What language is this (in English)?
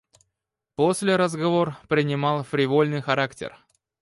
Russian